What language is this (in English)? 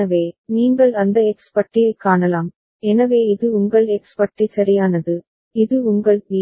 Tamil